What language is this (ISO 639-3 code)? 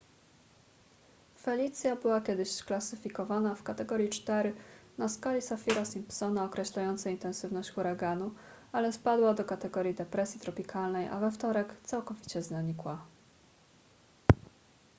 pol